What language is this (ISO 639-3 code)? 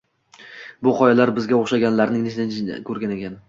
uzb